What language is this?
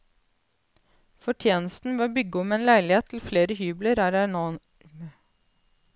Norwegian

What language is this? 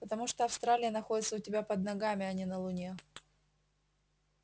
Russian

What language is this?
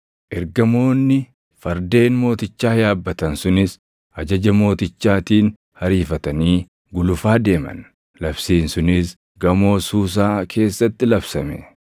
Oromo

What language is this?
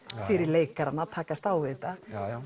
Icelandic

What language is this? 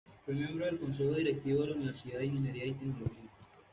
Spanish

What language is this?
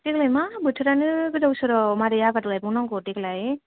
Bodo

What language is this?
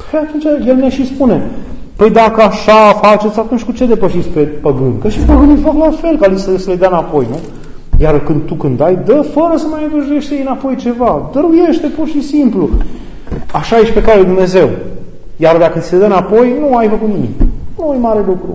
Romanian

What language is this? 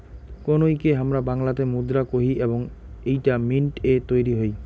Bangla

